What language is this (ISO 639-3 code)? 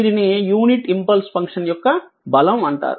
tel